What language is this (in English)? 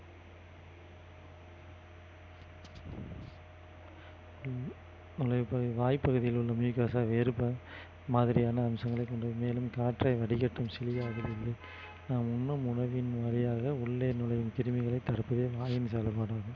Tamil